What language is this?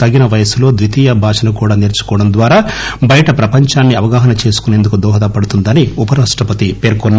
Telugu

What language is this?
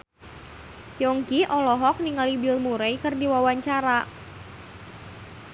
Sundanese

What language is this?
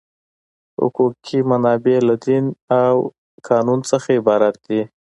Pashto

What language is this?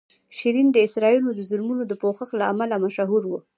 Pashto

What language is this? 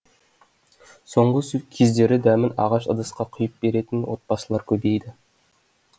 Kazakh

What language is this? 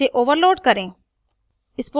Hindi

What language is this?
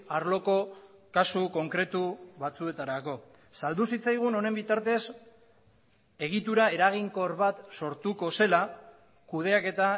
Basque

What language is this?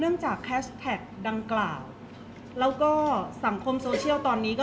Thai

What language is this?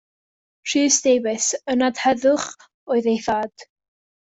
Welsh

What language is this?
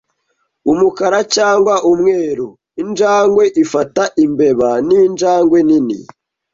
Kinyarwanda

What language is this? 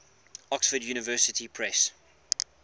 English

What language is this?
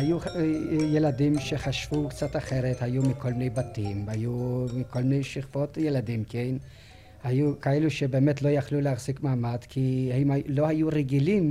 Hebrew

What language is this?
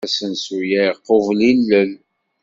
Kabyle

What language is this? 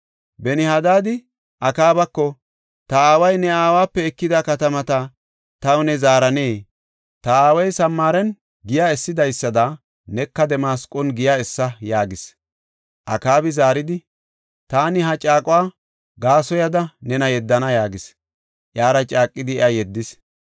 Gofa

